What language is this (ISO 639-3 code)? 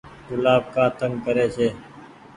gig